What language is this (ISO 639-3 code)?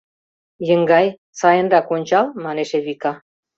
chm